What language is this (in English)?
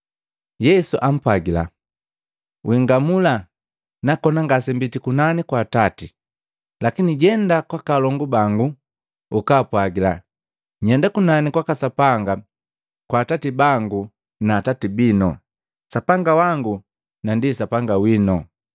Matengo